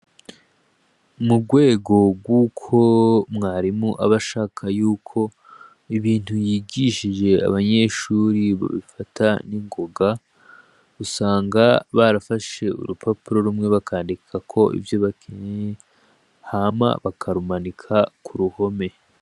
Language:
Rundi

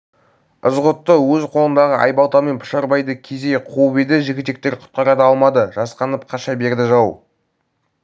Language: Kazakh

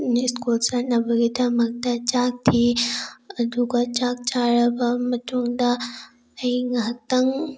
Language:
Manipuri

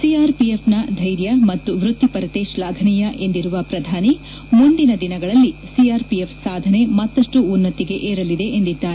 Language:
Kannada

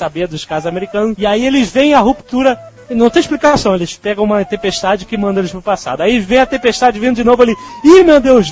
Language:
Portuguese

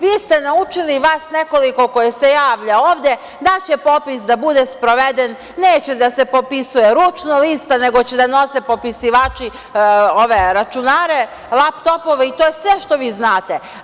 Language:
Serbian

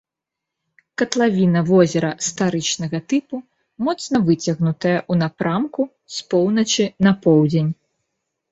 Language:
Belarusian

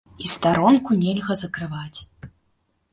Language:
Belarusian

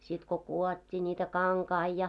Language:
Finnish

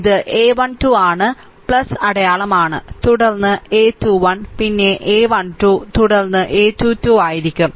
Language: Malayalam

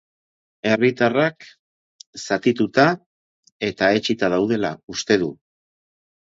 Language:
Basque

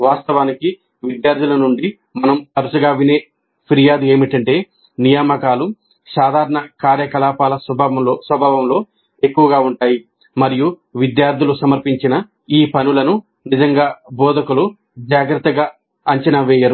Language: Telugu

